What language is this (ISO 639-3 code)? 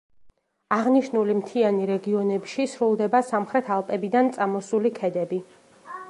kat